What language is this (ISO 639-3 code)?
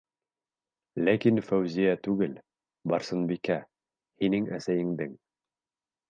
bak